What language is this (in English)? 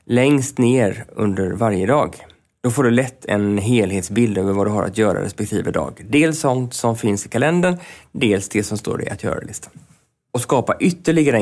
Swedish